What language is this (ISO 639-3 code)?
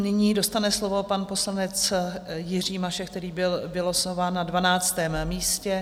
ces